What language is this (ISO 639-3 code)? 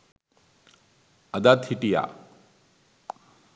sin